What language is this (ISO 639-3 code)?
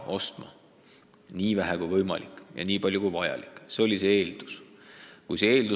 est